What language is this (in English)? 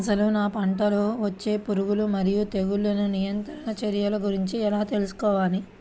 Telugu